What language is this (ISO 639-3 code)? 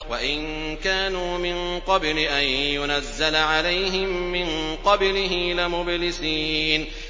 ara